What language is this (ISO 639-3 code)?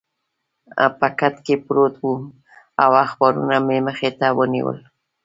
pus